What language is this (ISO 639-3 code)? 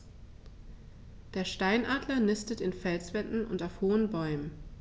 deu